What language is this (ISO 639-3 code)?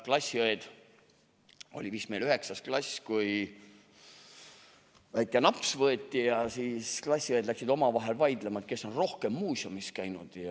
est